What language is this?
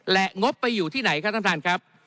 Thai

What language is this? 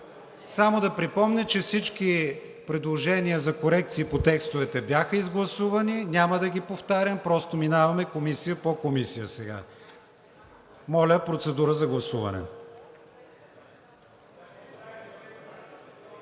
Bulgarian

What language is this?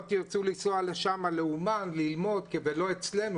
Hebrew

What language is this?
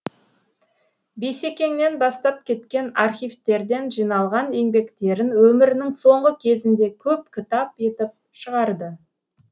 Kazakh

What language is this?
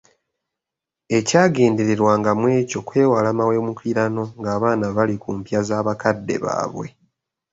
Ganda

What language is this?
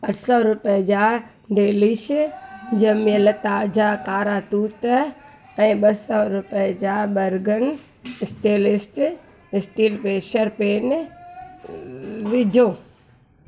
Sindhi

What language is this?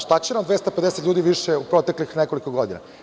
Serbian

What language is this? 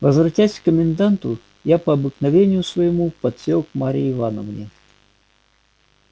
Russian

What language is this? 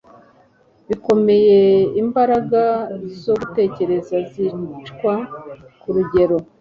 Kinyarwanda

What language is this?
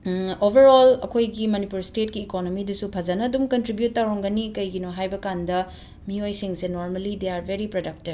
Manipuri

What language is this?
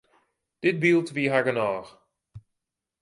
Western Frisian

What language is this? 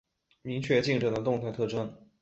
Chinese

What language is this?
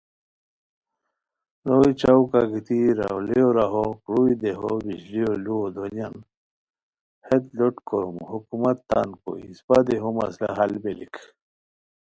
Khowar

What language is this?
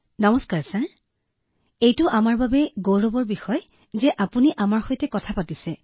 Assamese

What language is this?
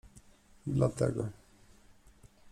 Polish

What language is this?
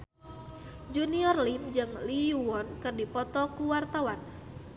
Sundanese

